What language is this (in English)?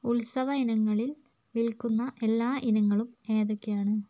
Malayalam